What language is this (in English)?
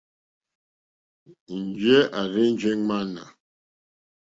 Mokpwe